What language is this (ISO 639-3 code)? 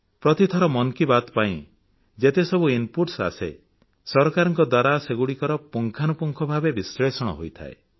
ori